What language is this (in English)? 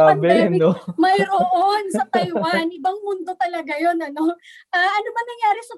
Filipino